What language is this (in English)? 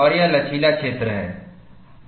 Hindi